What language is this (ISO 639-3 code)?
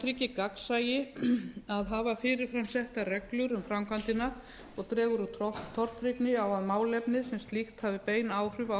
isl